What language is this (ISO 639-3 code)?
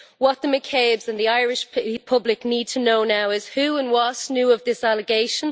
eng